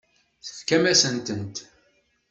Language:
Kabyle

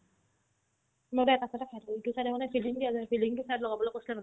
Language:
Assamese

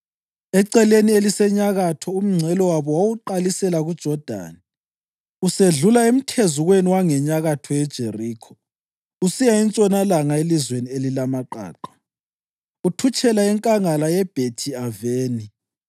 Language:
North Ndebele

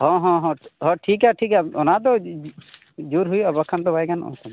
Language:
Santali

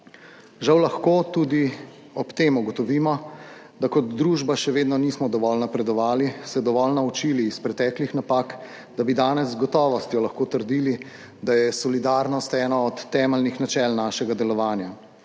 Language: Slovenian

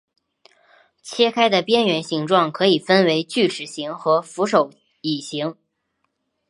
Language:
Chinese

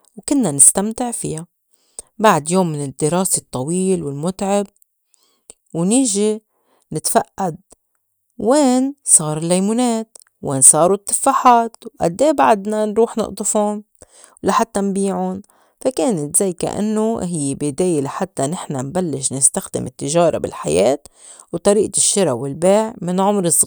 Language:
North Levantine Arabic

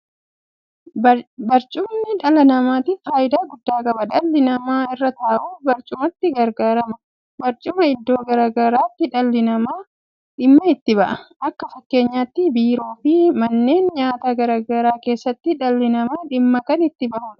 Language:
Oromo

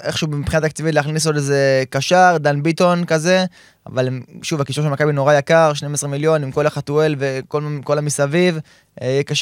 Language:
Hebrew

